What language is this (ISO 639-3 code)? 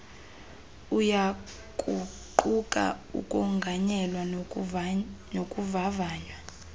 xho